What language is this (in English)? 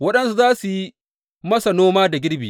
Hausa